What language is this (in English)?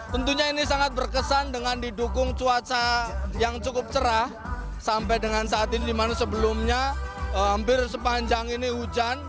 Indonesian